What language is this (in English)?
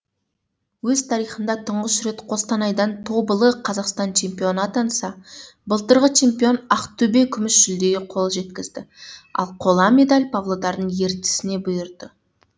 Kazakh